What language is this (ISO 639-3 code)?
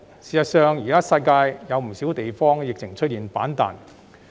yue